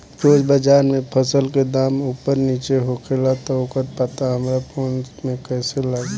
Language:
Bhojpuri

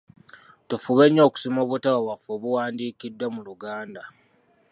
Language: Ganda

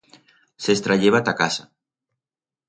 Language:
Aragonese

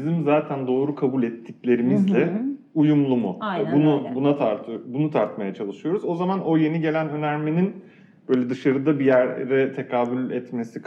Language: Turkish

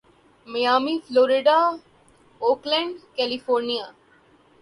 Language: Urdu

